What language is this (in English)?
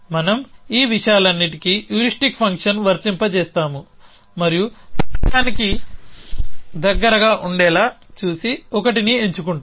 Telugu